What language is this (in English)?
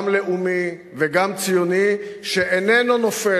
Hebrew